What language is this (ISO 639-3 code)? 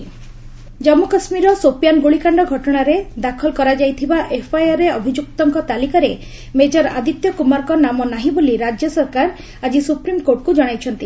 ori